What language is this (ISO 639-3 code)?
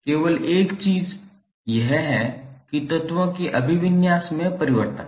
hin